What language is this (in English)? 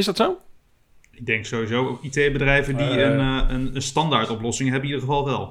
Dutch